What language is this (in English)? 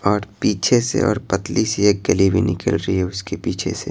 Hindi